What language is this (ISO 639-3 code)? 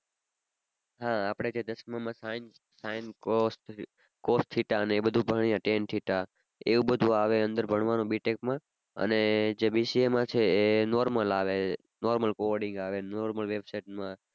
guj